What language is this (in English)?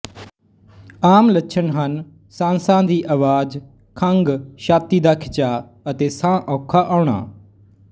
Punjabi